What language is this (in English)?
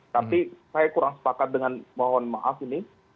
Indonesian